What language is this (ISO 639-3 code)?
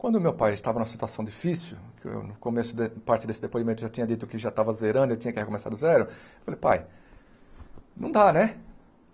por